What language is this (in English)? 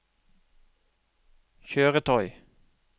Norwegian